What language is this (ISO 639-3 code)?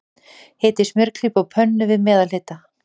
isl